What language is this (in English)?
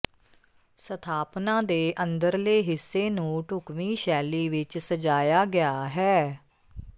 Punjabi